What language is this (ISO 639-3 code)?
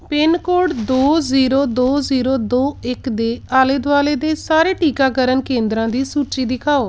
pan